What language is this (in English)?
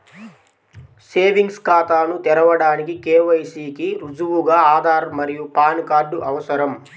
Telugu